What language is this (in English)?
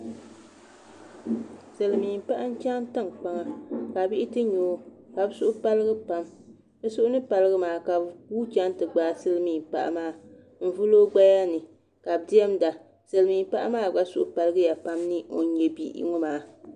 Dagbani